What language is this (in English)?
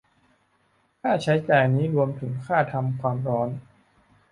Thai